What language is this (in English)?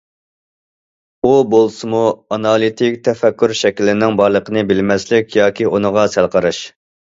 Uyghur